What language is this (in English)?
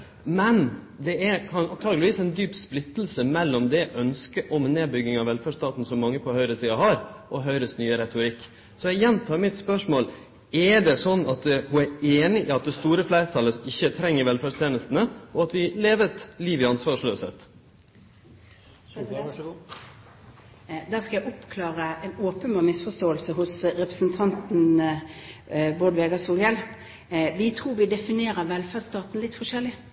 Norwegian